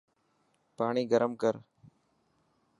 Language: Dhatki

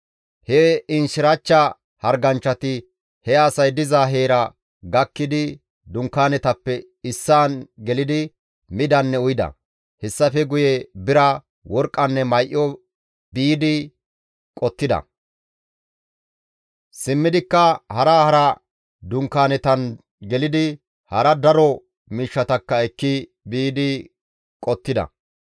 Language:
Gamo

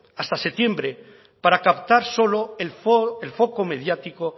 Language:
Spanish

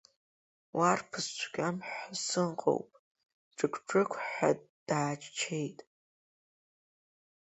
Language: Abkhazian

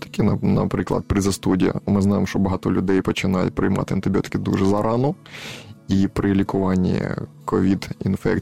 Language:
Ukrainian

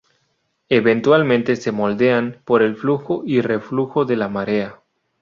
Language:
Spanish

